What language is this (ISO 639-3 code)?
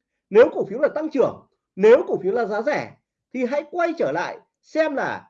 vie